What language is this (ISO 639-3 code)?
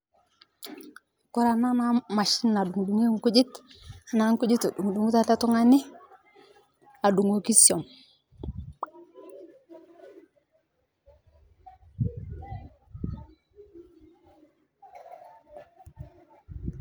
mas